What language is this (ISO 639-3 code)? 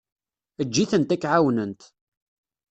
kab